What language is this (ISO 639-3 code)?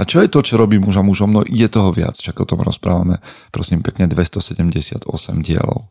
slk